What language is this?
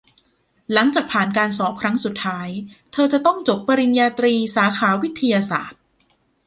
Thai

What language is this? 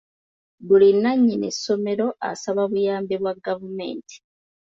Ganda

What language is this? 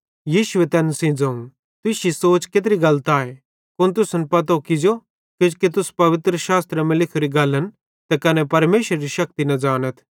Bhadrawahi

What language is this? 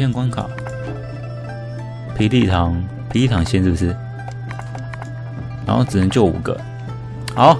Chinese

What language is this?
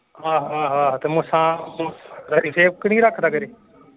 Punjabi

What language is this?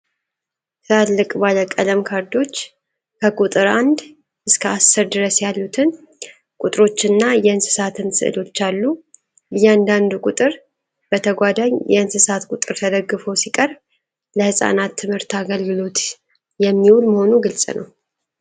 Amharic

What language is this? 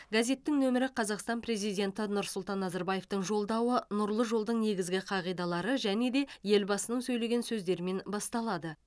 Kazakh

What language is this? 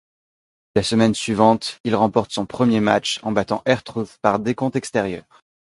French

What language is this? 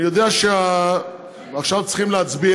Hebrew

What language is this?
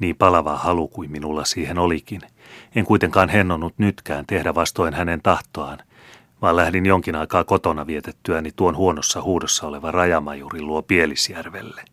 Finnish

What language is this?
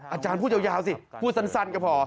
Thai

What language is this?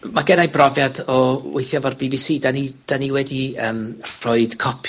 Welsh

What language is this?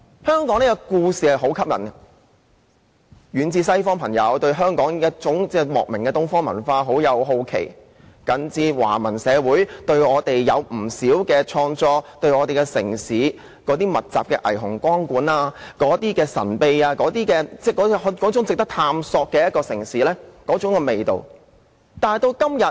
Cantonese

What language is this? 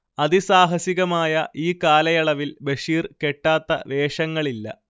Malayalam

